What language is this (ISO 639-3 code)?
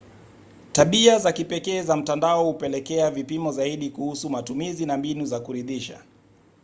swa